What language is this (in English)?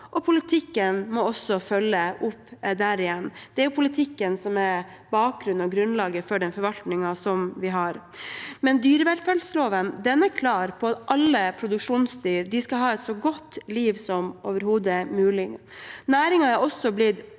Norwegian